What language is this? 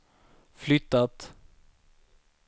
Swedish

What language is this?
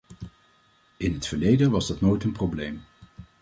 Dutch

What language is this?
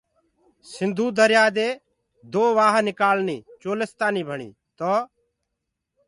Gurgula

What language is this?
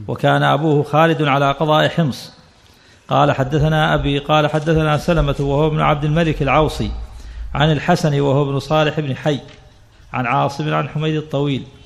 Arabic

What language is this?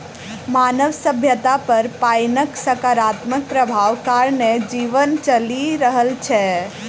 Maithili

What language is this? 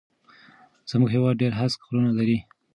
Pashto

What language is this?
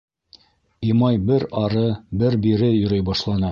Bashkir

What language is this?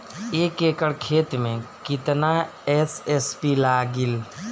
Bhojpuri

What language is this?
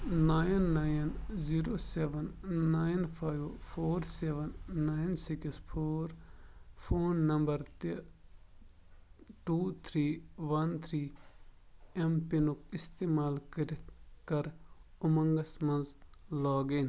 Kashmiri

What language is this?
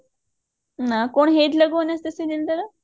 Odia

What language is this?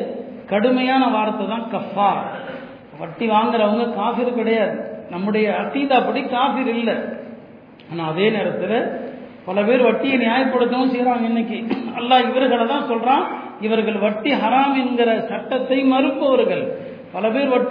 Tamil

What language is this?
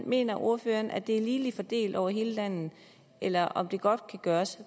Danish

